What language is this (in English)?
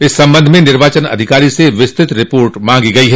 Hindi